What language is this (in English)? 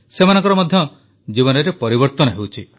Odia